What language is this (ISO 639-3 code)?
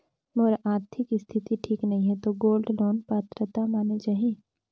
hne